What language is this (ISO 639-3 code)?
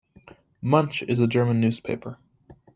eng